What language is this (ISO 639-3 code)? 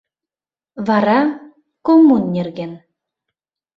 chm